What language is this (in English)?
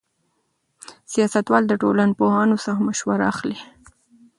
Pashto